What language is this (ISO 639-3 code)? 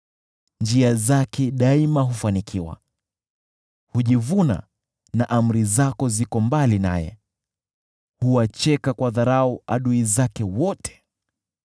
swa